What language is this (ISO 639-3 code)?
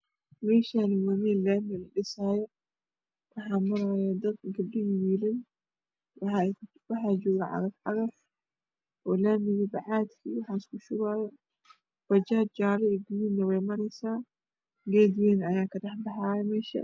som